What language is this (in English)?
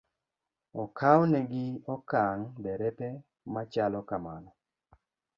Luo (Kenya and Tanzania)